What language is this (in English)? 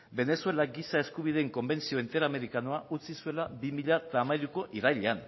Basque